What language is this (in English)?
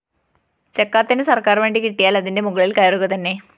Malayalam